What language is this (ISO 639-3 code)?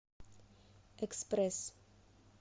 rus